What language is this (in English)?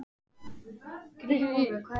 Icelandic